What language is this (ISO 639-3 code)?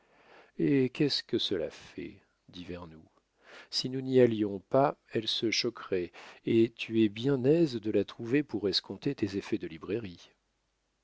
fra